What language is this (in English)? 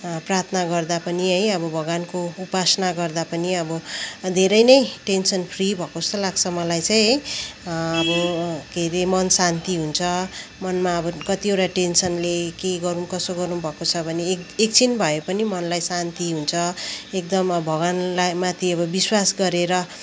Nepali